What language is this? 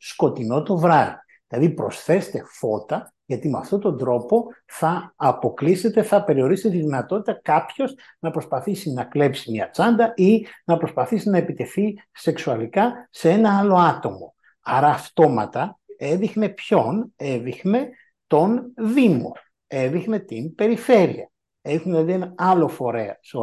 Greek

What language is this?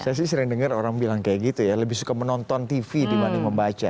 Indonesian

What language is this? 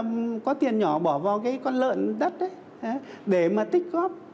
Vietnamese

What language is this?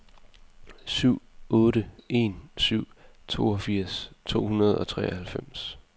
Danish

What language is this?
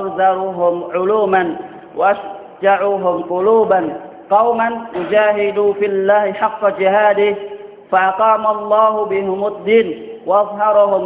Vietnamese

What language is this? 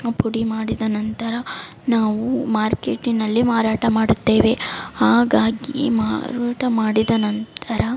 Kannada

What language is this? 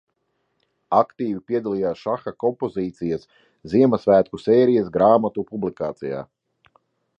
Latvian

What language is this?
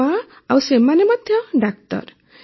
Odia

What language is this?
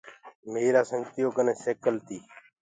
Gurgula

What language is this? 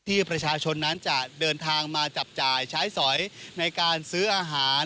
Thai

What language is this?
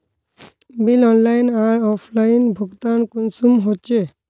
Magahi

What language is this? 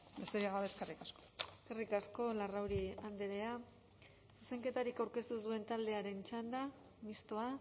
Basque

